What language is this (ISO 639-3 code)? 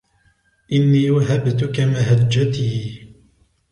ara